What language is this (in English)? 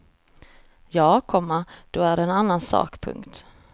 Swedish